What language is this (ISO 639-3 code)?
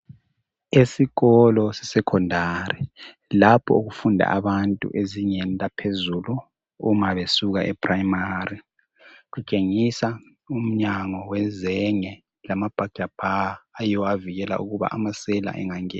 nde